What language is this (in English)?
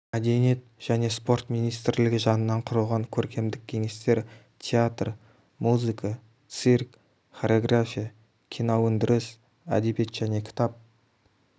Kazakh